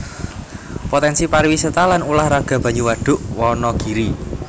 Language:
Javanese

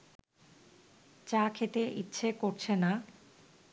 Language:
Bangla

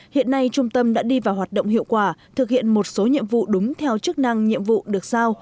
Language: Vietnamese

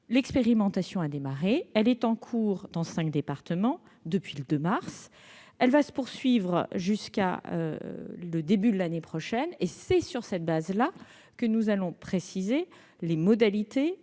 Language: French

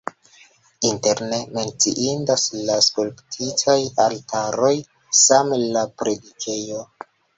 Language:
Esperanto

